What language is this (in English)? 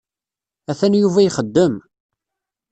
Kabyle